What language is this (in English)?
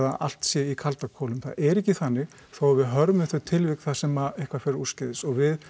Icelandic